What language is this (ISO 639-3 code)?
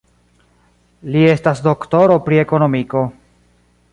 epo